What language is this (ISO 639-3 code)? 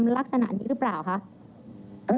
tha